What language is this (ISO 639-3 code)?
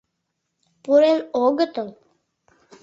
chm